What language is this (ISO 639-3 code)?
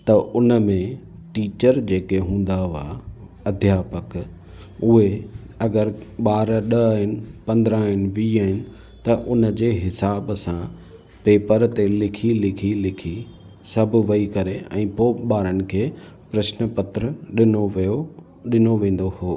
snd